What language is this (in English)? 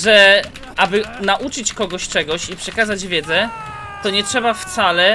Polish